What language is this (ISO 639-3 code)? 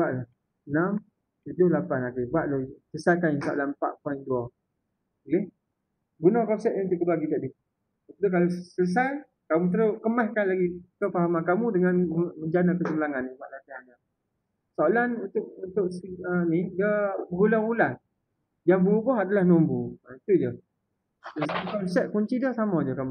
msa